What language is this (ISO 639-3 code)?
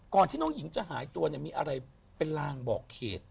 tha